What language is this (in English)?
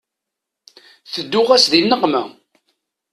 Kabyle